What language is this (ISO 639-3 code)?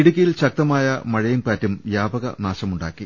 mal